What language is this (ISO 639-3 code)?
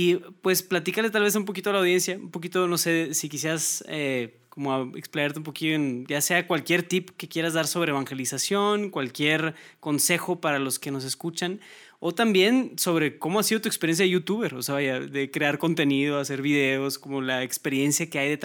spa